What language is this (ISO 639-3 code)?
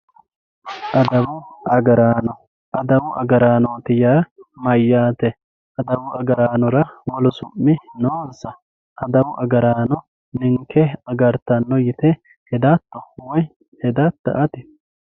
sid